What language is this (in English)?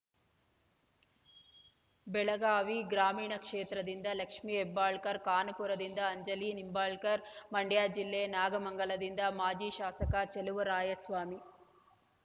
Kannada